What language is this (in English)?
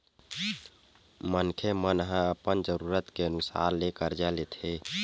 Chhattisgarhi